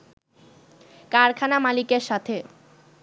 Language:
Bangla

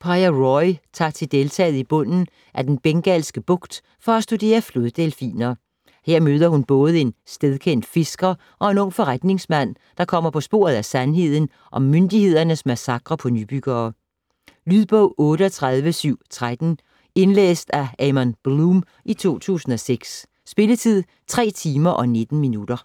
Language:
Danish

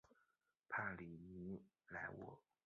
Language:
Chinese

